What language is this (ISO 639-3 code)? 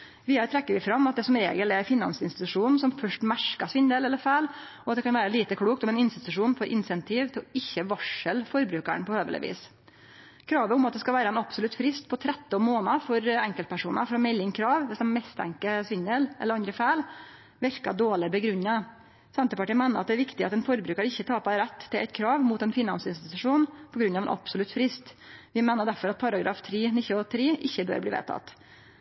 nno